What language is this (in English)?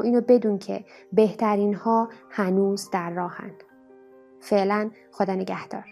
Persian